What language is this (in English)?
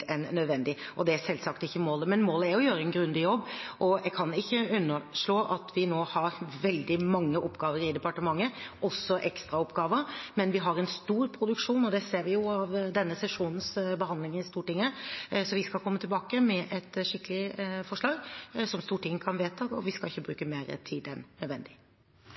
Norwegian Bokmål